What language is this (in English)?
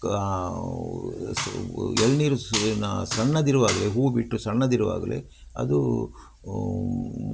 Kannada